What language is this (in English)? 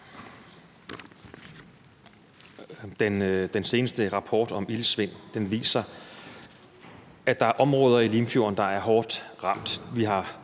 Danish